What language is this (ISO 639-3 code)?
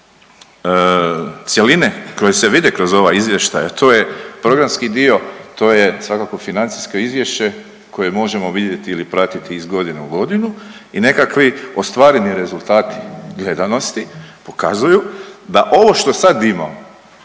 hrv